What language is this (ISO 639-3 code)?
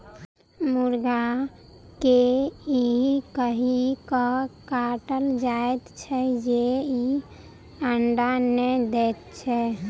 mai